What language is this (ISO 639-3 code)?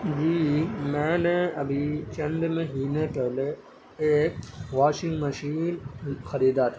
urd